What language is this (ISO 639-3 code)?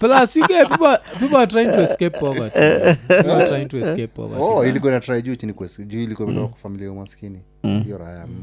swa